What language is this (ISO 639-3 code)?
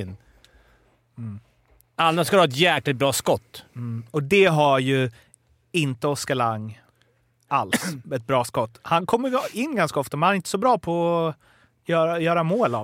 swe